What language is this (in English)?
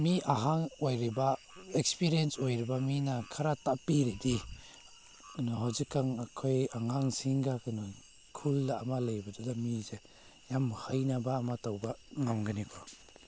Manipuri